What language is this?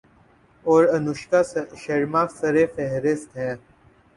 Urdu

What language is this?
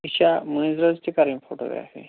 Kashmiri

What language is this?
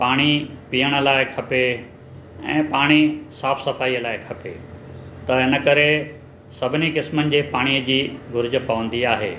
Sindhi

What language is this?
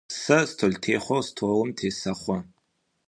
Adyghe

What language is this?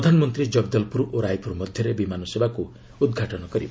Odia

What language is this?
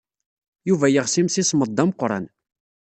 Kabyle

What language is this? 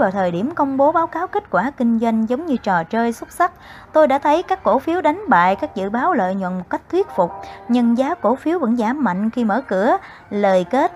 Vietnamese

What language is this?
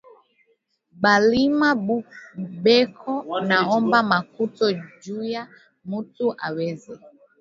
Swahili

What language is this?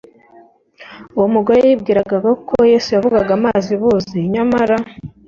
Kinyarwanda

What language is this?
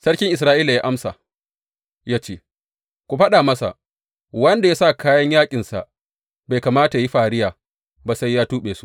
Hausa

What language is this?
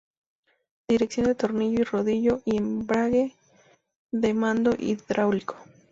Spanish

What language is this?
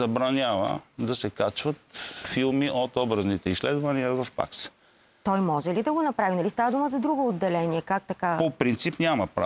Bulgarian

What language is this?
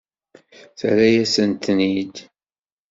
Kabyle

